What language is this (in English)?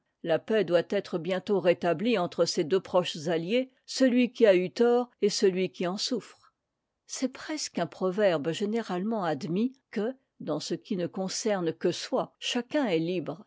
French